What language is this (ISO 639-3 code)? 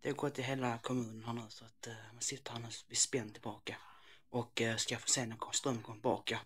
swe